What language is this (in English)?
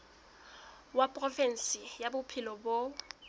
Southern Sotho